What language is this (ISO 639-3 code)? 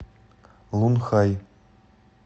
rus